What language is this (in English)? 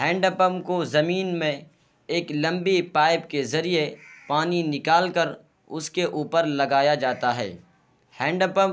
Urdu